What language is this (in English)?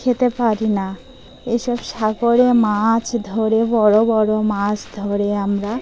Bangla